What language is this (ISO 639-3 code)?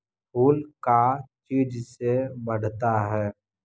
mag